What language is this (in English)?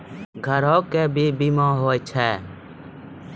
Maithili